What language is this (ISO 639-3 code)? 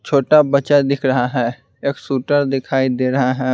hin